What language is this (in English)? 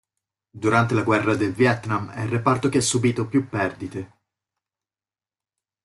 Italian